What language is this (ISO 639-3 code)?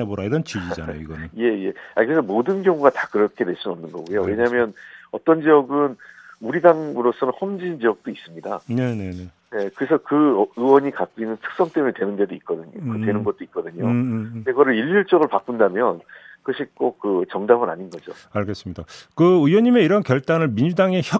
kor